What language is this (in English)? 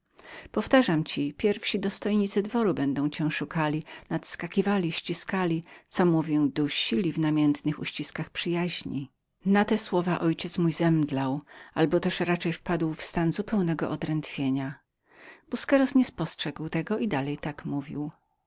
Polish